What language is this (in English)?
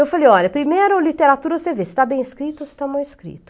Portuguese